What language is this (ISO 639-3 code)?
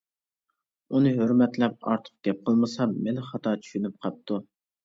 uig